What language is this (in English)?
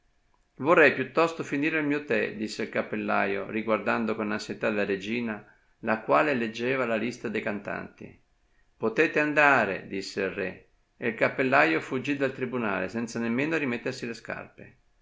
Italian